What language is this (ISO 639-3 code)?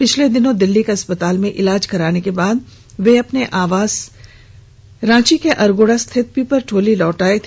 hin